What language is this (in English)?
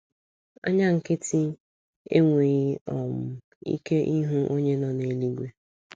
Igbo